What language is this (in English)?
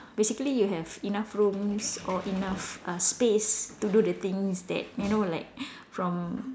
English